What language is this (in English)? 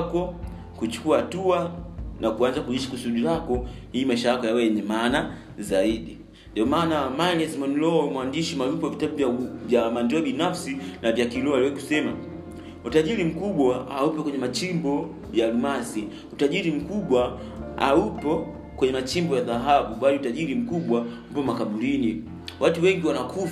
Swahili